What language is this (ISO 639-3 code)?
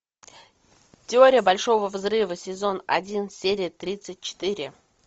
rus